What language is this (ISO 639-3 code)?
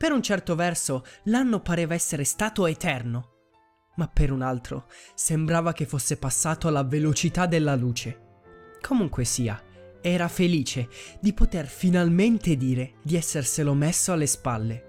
ita